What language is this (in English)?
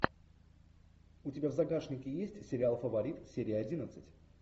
Russian